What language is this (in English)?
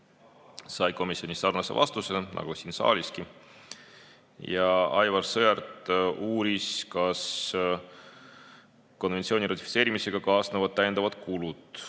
Estonian